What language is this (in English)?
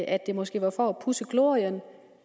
Danish